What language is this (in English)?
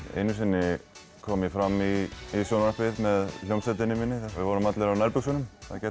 Icelandic